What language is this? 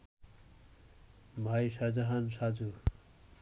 Bangla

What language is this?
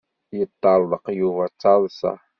Kabyle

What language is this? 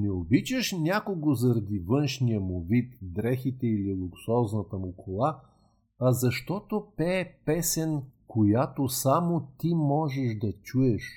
Bulgarian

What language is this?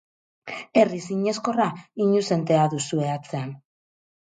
Basque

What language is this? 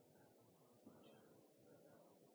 Norwegian Nynorsk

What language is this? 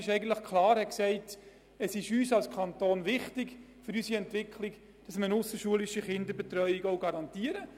Swiss German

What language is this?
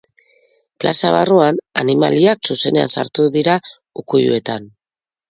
Basque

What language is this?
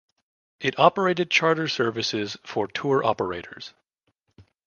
English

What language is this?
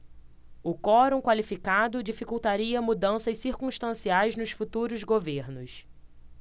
Portuguese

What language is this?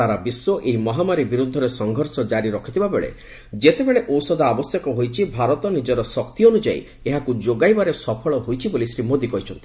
Odia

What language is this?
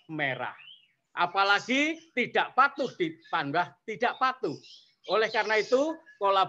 Indonesian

